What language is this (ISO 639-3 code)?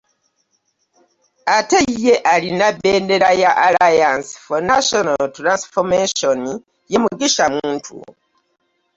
lug